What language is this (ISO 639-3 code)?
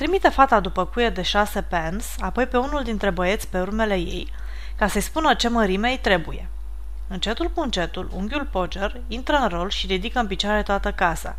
ron